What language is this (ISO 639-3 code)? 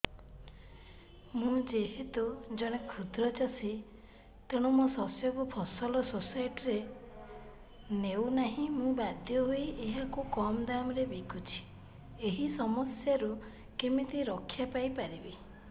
ori